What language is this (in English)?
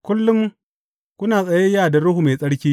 Hausa